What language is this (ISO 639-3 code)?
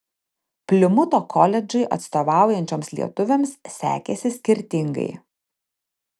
lit